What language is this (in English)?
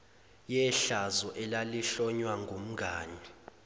Zulu